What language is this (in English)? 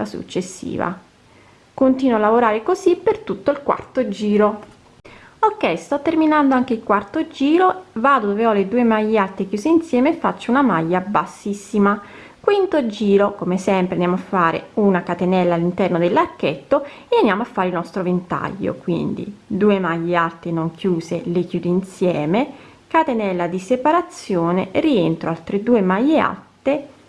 Italian